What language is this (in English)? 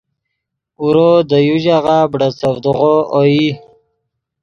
Yidgha